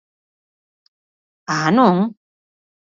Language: Galician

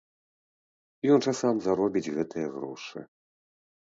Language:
Belarusian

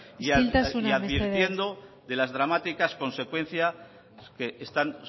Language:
Spanish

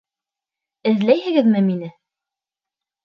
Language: Bashkir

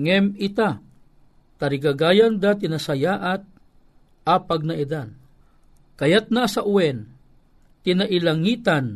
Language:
Filipino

